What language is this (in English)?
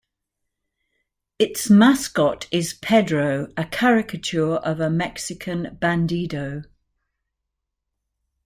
English